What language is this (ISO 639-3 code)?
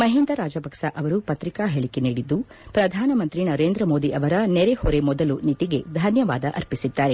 kan